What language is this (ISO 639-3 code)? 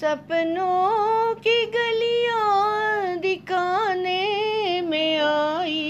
hin